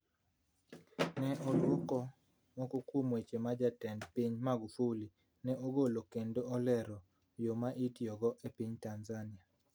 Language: Luo (Kenya and Tanzania)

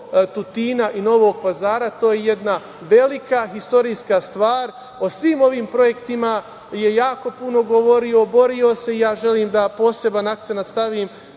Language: Serbian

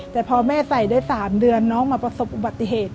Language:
Thai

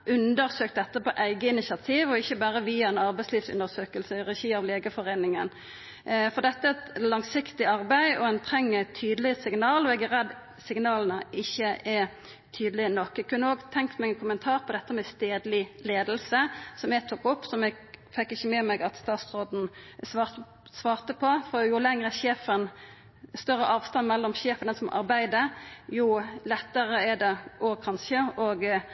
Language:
Norwegian Nynorsk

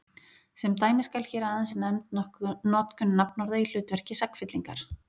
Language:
Icelandic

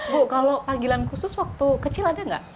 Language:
Indonesian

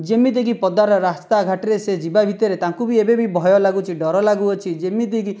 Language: Odia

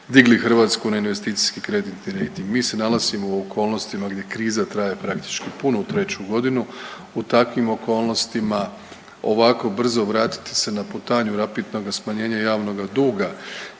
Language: Croatian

